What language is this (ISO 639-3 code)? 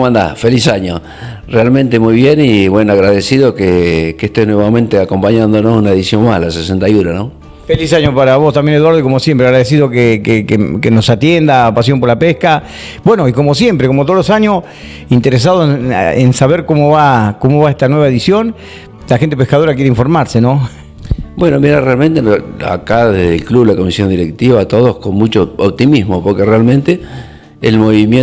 spa